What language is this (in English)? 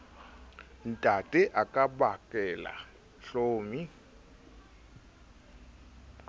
Southern Sotho